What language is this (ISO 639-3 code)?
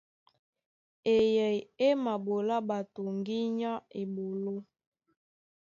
dua